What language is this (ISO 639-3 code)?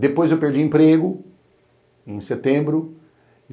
por